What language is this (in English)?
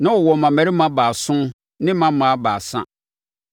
Akan